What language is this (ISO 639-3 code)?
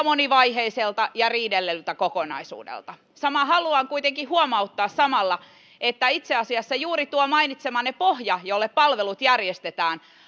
fin